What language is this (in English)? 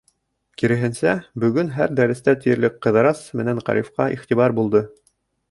Bashkir